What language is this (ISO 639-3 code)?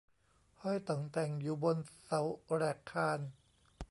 tha